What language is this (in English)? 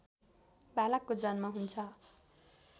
Nepali